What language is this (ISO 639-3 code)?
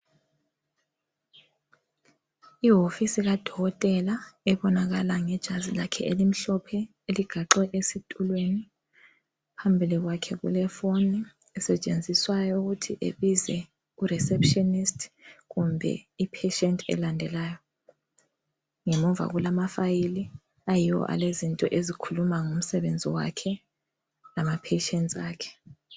nde